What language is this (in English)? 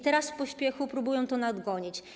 Polish